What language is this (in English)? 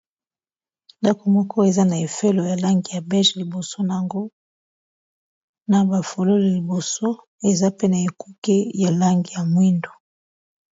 Lingala